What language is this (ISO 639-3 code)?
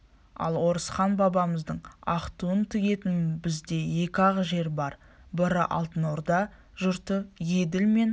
kaz